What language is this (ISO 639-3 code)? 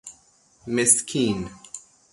fas